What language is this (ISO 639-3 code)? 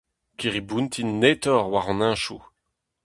bre